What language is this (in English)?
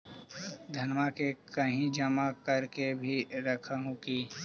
Magahi